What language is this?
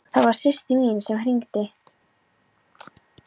Icelandic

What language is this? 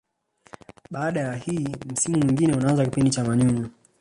Swahili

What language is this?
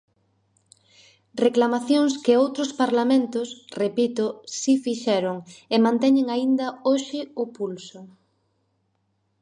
Galician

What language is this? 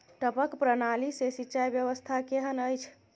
Maithili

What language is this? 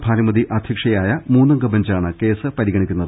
Malayalam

